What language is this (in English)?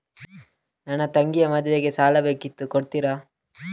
Kannada